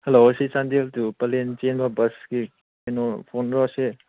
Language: Manipuri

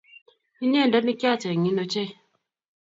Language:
Kalenjin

